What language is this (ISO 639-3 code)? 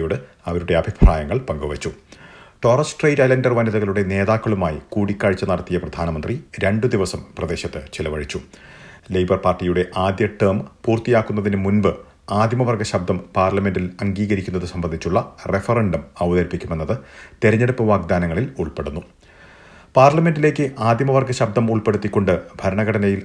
mal